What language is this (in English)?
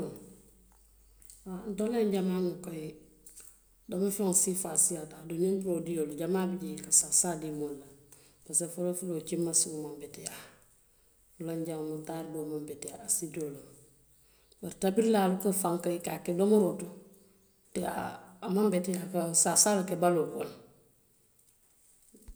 Western Maninkakan